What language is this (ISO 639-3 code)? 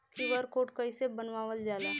bho